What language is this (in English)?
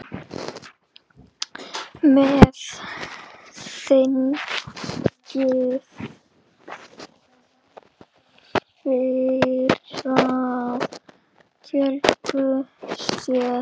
Icelandic